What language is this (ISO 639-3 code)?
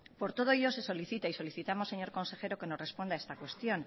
spa